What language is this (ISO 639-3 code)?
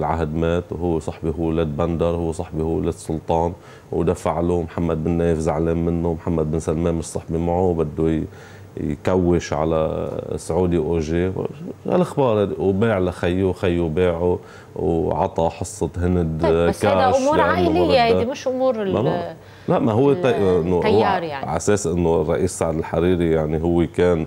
ara